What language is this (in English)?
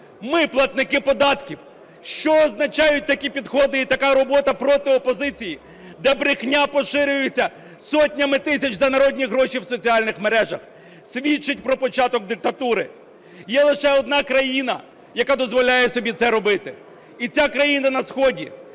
Ukrainian